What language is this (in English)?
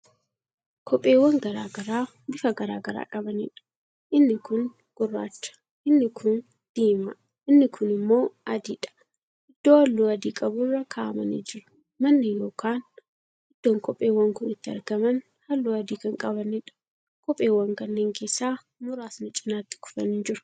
Oromo